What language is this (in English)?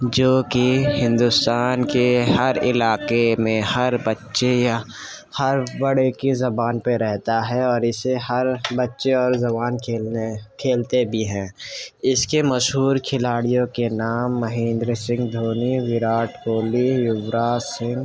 Urdu